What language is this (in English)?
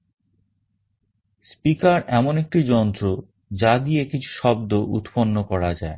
Bangla